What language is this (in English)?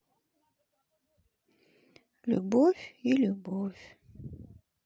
Russian